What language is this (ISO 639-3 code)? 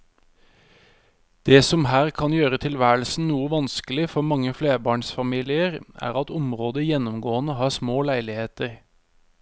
nor